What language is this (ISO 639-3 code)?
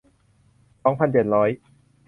tha